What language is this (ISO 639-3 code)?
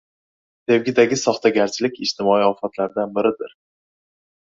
uzb